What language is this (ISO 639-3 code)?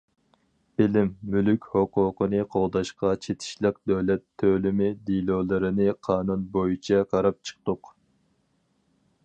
uig